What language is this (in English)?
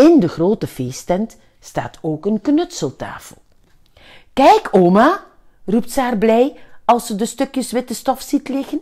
Dutch